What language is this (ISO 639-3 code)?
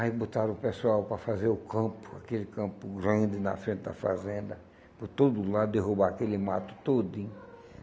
por